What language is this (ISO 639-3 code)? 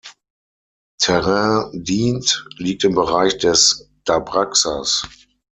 deu